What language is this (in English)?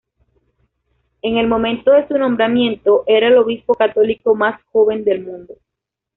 Spanish